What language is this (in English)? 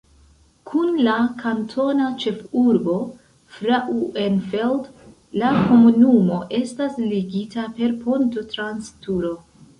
Esperanto